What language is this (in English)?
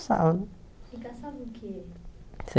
Portuguese